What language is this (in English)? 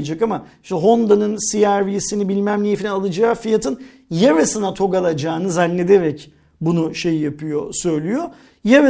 Turkish